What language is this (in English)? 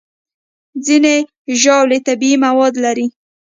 Pashto